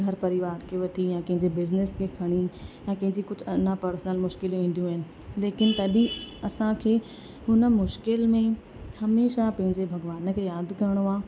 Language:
Sindhi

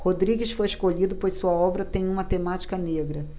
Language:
Portuguese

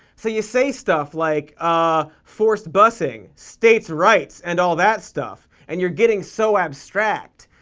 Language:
English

